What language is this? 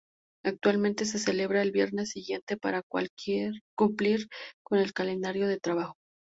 Spanish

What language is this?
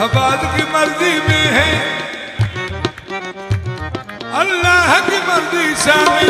Arabic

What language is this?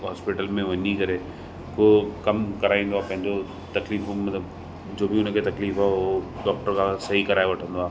Sindhi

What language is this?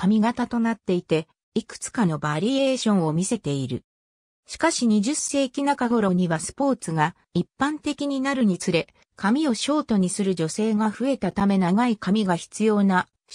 Japanese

